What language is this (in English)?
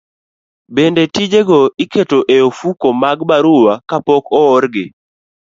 Luo (Kenya and Tanzania)